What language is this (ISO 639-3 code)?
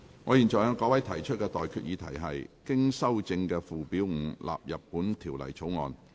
yue